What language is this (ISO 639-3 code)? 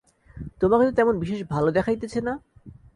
ben